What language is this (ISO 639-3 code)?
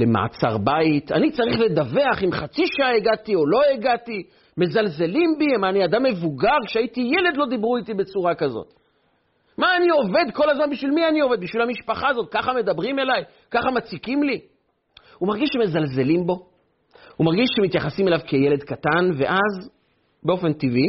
heb